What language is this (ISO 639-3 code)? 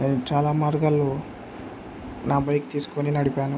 tel